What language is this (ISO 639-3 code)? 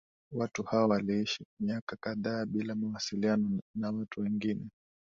swa